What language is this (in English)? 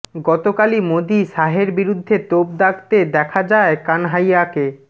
Bangla